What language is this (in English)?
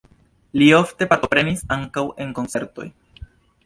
Esperanto